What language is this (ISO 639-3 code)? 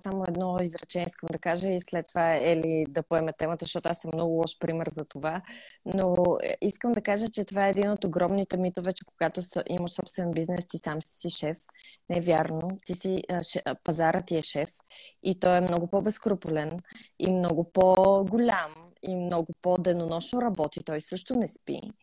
bul